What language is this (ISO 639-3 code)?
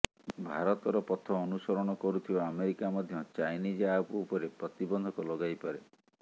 ori